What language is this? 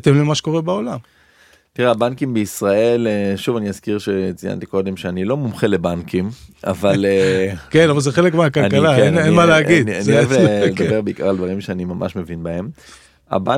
Hebrew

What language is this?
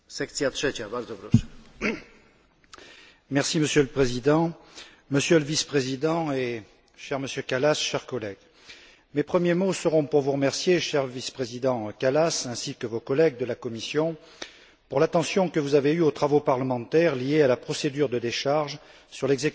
French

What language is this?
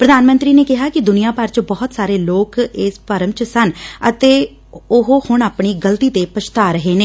Punjabi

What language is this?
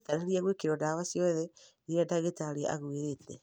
Kikuyu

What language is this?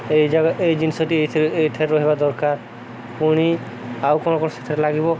Odia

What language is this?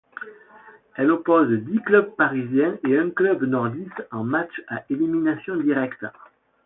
French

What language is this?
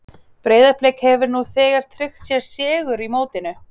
Icelandic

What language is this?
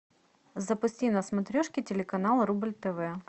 Russian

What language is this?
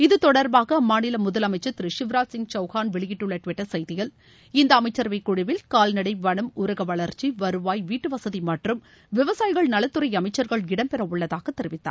Tamil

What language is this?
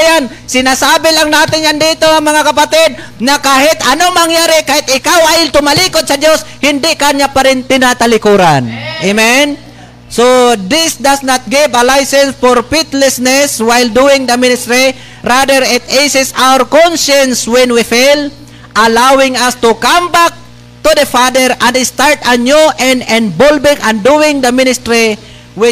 Filipino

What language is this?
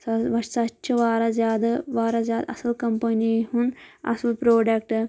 Kashmiri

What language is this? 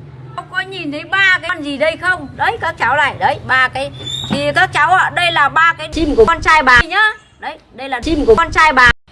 Vietnamese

